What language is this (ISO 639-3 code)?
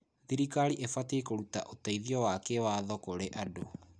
kik